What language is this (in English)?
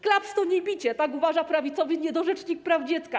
Polish